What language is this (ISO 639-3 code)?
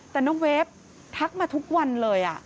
tha